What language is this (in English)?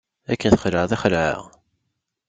Kabyle